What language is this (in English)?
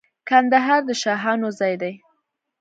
Pashto